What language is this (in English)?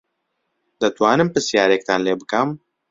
Central Kurdish